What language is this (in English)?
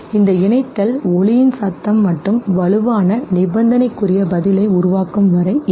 Tamil